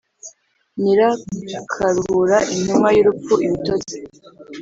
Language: Kinyarwanda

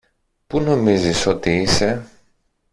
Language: Greek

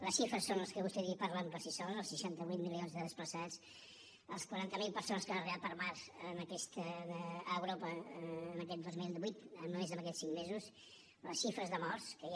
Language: Catalan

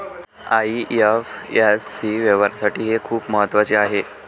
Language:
Marathi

